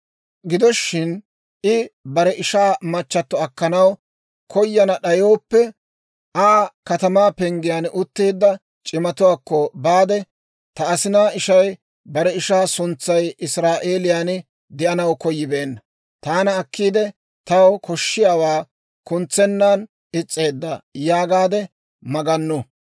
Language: Dawro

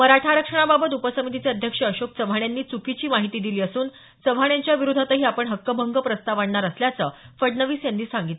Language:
Marathi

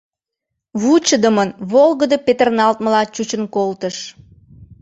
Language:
Mari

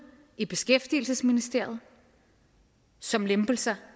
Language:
Danish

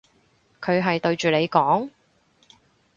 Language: Cantonese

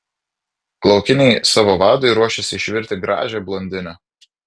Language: Lithuanian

